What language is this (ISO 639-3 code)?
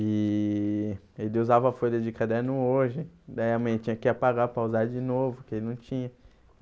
por